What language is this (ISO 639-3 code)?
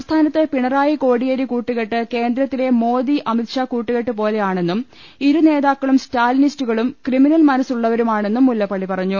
mal